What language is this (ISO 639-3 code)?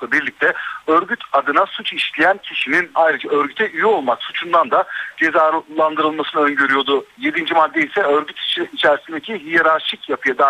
tur